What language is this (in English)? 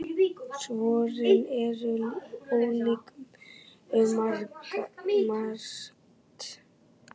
Icelandic